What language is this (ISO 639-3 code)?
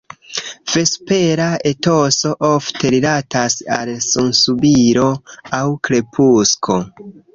epo